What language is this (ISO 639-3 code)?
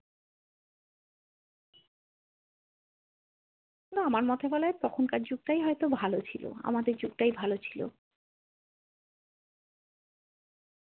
ben